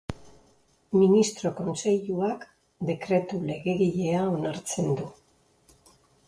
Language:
Basque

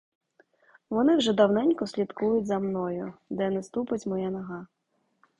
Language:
Ukrainian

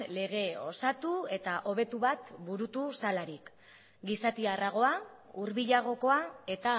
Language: Basque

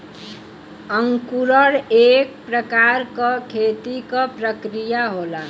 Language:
Bhojpuri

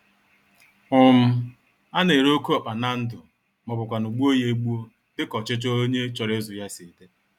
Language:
Igbo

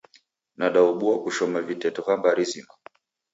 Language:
Taita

